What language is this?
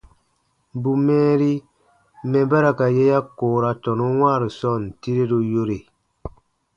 Baatonum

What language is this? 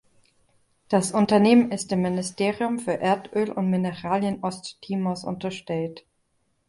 German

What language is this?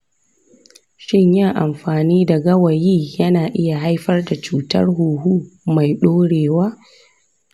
Hausa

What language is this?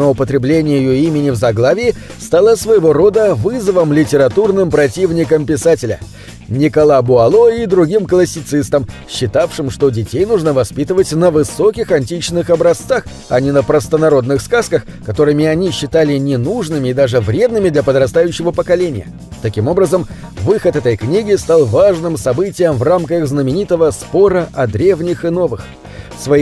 Russian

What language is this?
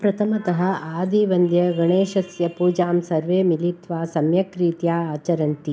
Sanskrit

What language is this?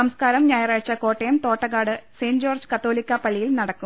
Malayalam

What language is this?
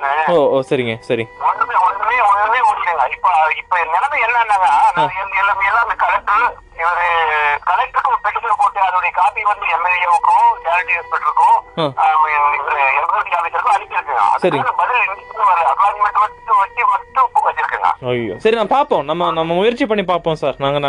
Tamil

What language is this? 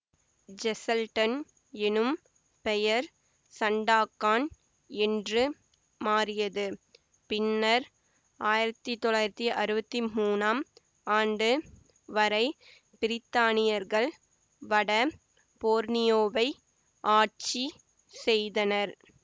Tamil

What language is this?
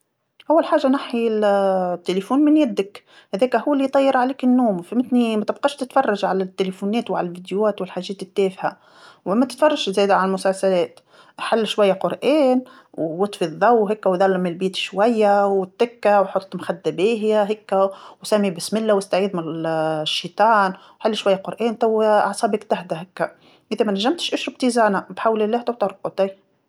Tunisian Arabic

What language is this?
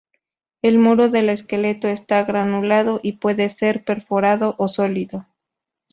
Spanish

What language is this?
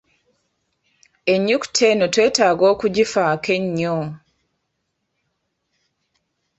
Ganda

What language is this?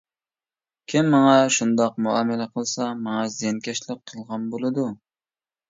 Uyghur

